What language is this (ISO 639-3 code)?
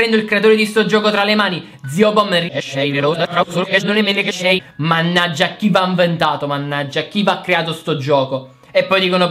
ita